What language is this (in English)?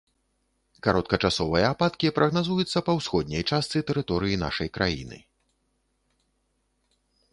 Belarusian